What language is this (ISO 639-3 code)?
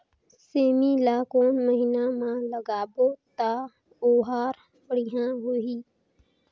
hne